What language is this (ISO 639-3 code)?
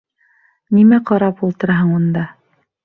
bak